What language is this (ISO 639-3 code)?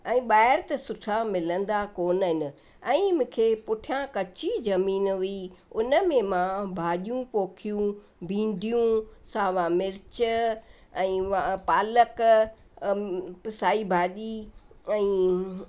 snd